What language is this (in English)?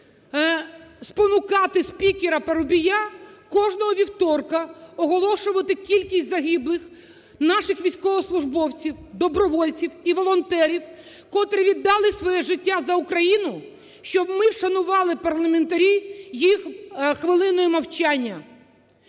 Ukrainian